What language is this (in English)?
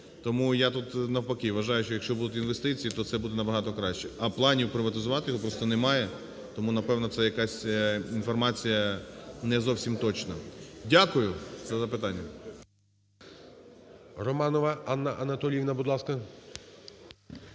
Ukrainian